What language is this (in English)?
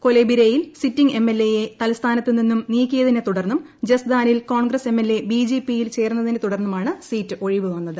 Malayalam